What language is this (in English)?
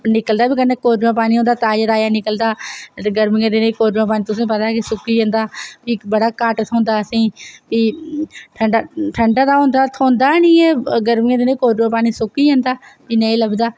Dogri